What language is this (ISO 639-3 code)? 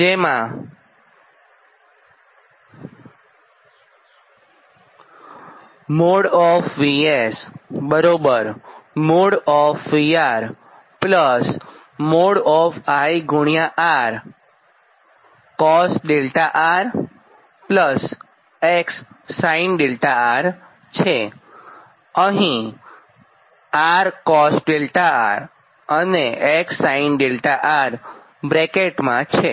guj